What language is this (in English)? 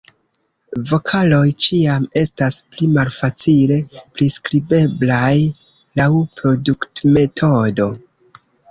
Esperanto